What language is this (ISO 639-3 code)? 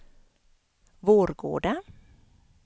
swe